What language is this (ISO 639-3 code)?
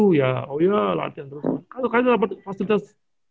ind